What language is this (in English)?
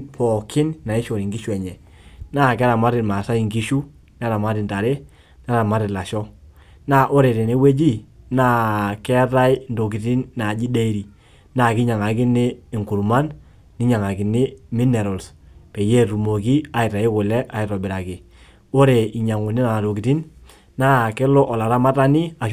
Masai